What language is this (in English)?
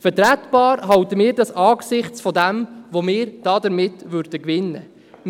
Swiss German